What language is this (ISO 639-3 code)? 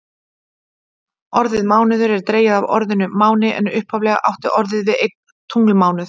isl